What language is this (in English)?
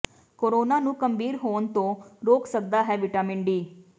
Punjabi